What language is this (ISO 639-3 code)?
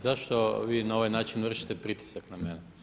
hrv